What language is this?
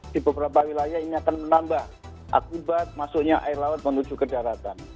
Indonesian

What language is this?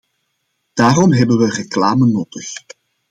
Dutch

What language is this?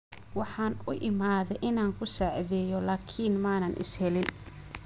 Somali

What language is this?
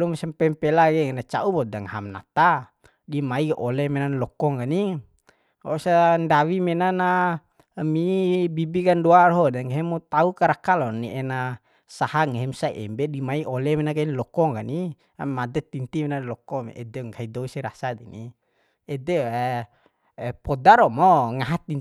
Bima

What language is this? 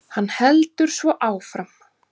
Icelandic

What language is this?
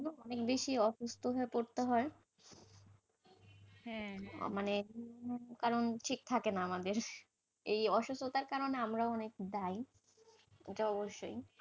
Bangla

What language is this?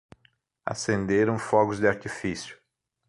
Portuguese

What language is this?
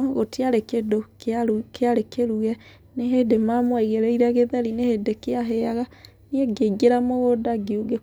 Kikuyu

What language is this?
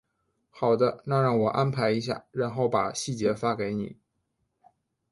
Chinese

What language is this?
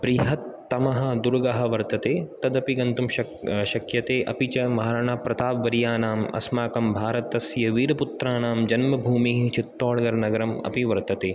Sanskrit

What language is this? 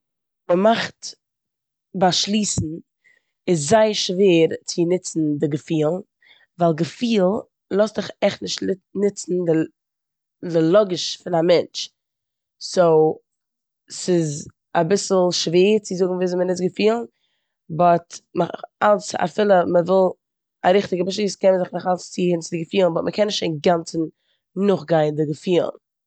Yiddish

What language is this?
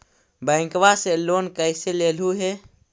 Magahi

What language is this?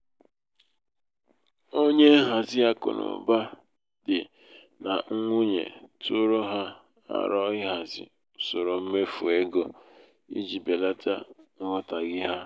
Igbo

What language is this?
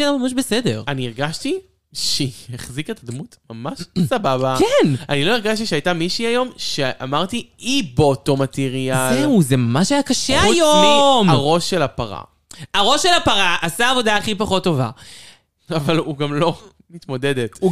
Hebrew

